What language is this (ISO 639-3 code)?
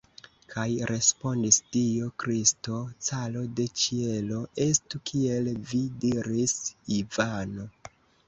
epo